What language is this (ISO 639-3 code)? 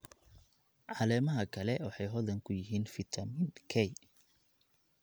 som